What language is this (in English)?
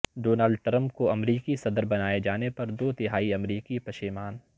Urdu